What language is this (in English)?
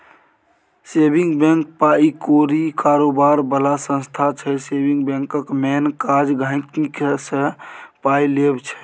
Maithili